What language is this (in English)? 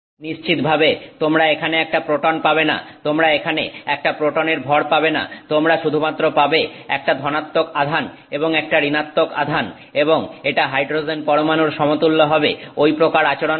Bangla